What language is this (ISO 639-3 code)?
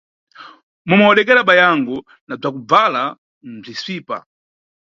nyu